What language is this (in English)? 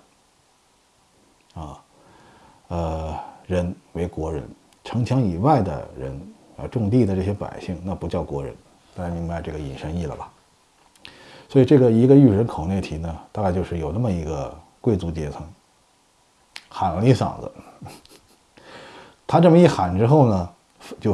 Chinese